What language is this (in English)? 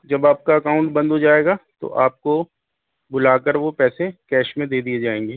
Urdu